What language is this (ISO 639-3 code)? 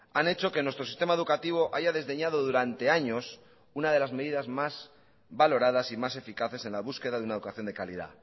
spa